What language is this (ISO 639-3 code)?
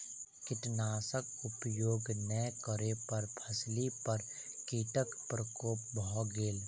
mai